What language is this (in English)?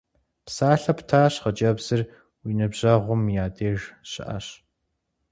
Kabardian